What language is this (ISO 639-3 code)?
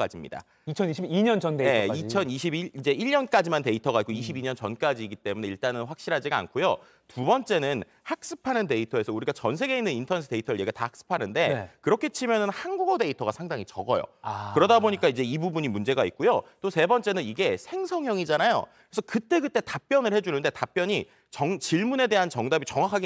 kor